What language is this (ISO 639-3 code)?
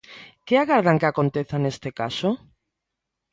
glg